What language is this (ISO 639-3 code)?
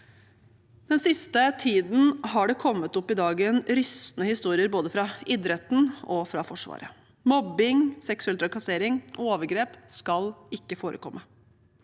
nor